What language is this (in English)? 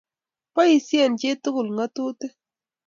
Kalenjin